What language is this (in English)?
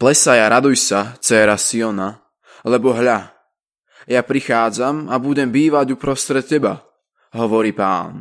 Slovak